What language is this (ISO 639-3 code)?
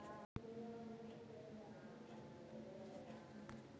mag